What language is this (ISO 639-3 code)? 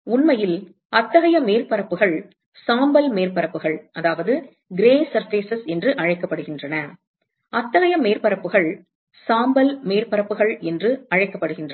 tam